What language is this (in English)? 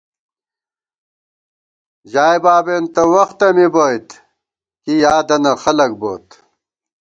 Gawar-Bati